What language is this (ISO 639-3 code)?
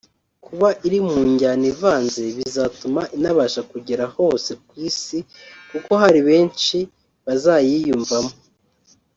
kin